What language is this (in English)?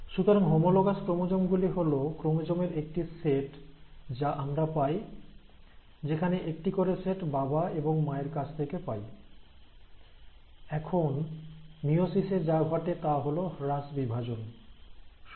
Bangla